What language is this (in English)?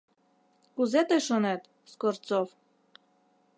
Mari